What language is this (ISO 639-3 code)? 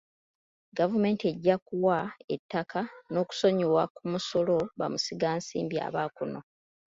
lug